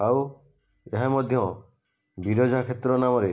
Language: Odia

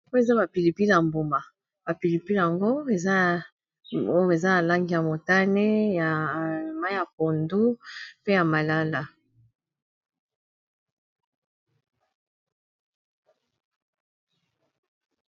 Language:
Lingala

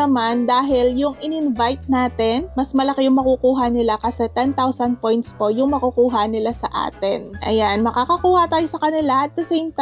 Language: Filipino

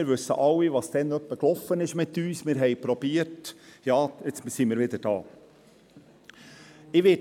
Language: Swiss German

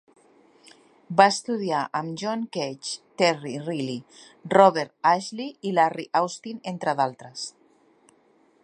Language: Catalan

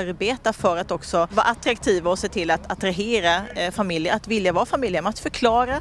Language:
Swedish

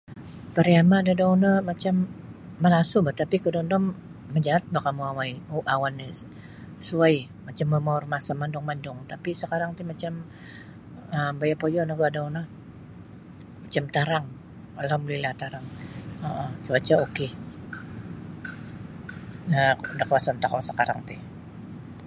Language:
Sabah Bisaya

